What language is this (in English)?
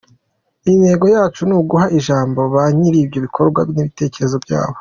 Kinyarwanda